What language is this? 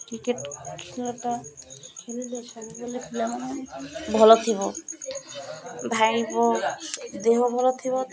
Odia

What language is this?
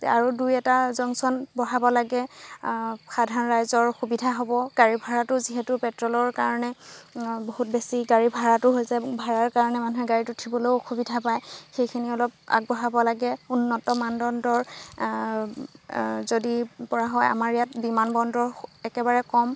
Assamese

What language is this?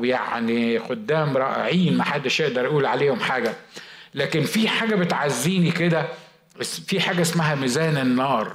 Arabic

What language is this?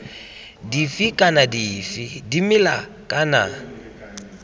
Tswana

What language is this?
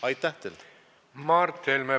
Estonian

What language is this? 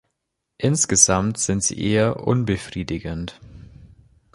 German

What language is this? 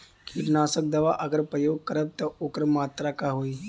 Bhojpuri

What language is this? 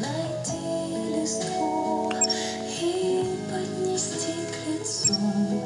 Russian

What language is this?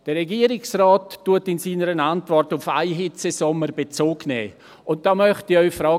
Swiss German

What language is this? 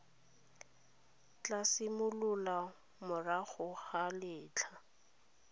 Tswana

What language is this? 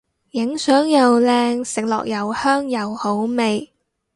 Cantonese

